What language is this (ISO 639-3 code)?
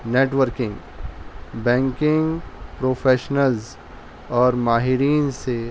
urd